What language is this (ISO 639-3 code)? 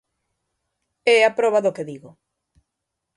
glg